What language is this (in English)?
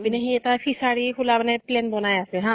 Assamese